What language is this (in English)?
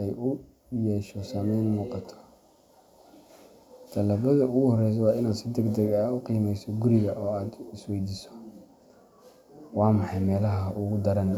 Somali